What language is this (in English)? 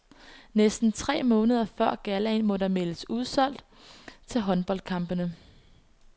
Danish